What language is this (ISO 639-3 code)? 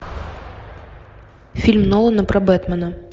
rus